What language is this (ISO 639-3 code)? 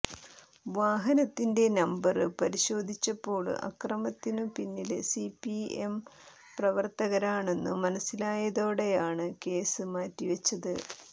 mal